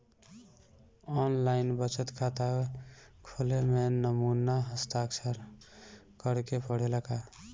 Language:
Bhojpuri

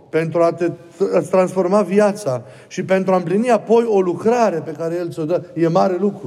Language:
Romanian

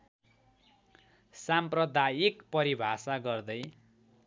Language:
Nepali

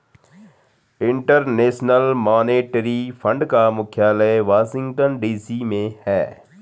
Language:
Hindi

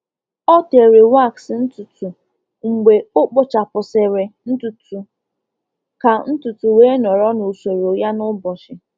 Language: Igbo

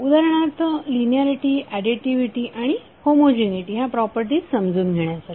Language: Marathi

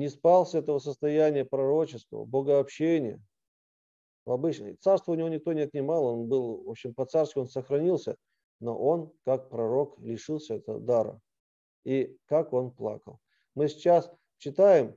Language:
Russian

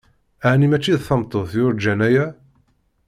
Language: Kabyle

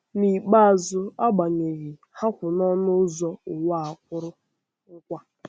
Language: Igbo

